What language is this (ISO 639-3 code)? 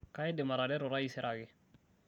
mas